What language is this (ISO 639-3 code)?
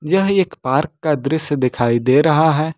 hin